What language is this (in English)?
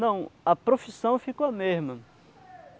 Portuguese